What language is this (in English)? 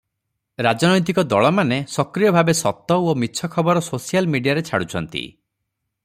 Odia